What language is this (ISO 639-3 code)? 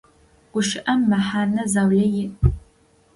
ady